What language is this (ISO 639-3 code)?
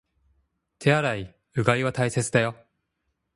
jpn